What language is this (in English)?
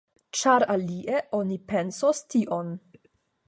Esperanto